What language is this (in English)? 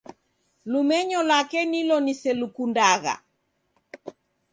Taita